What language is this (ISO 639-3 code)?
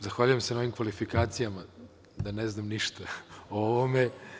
srp